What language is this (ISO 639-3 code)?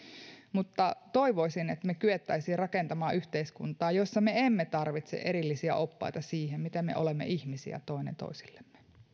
fin